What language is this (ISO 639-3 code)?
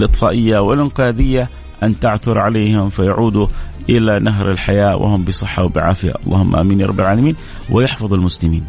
ara